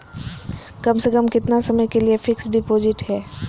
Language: Magahi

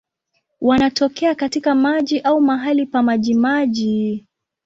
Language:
Swahili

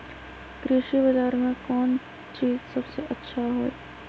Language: Magahi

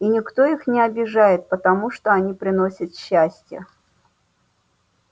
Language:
Russian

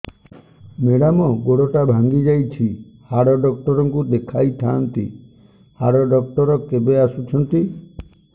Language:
Odia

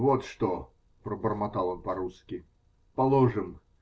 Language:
Russian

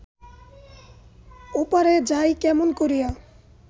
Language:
Bangla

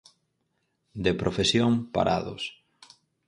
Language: Galician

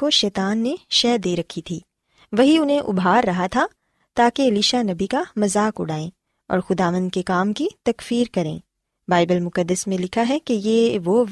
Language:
Urdu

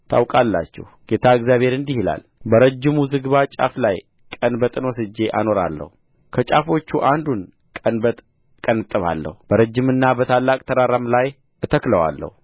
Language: Amharic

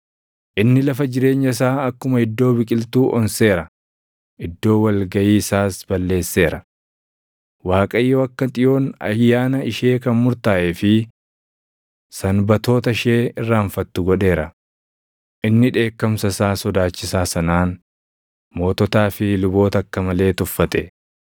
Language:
Oromo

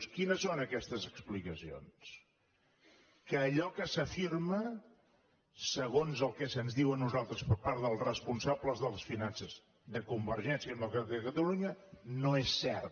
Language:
Catalan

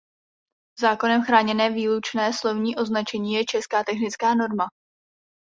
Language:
Czech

